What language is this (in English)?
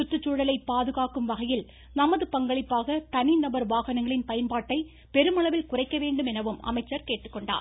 Tamil